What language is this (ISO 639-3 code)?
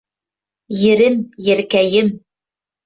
bak